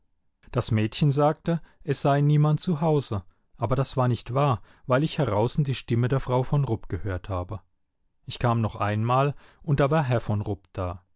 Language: German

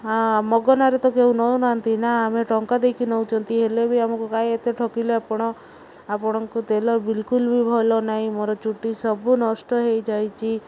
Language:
Odia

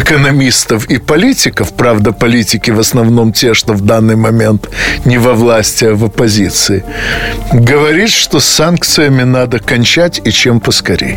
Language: Russian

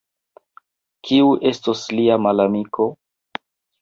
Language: Esperanto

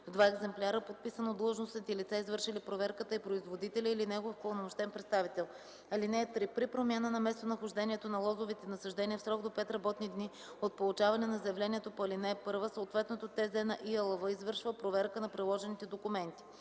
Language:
Bulgarian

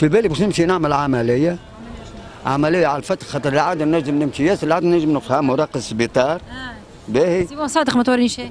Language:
Arabic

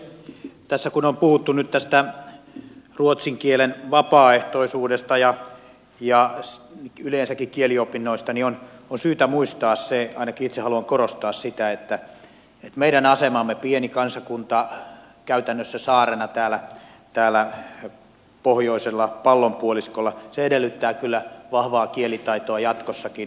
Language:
Finnish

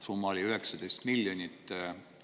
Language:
Estonian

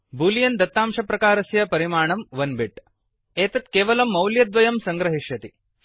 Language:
Sanskrit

